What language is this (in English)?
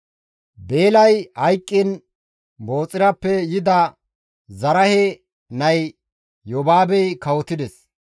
Gamo